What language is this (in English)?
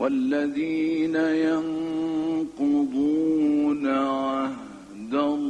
Arabic